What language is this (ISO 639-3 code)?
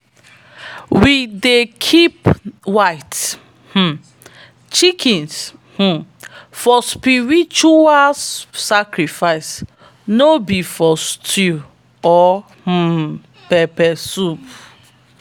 pcm